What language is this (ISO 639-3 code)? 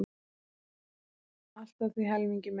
isl